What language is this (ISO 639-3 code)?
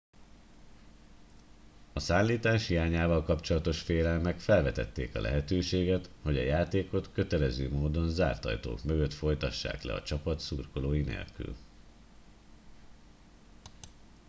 hun